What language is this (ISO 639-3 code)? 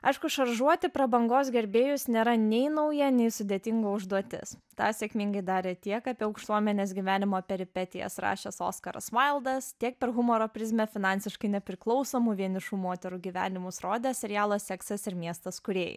lit